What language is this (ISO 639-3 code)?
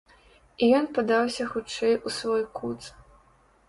bel